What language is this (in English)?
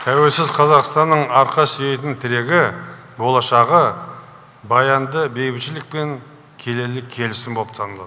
Kazakh